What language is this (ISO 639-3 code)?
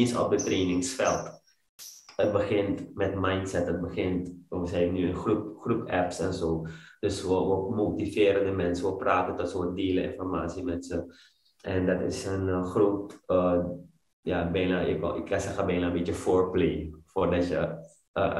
nld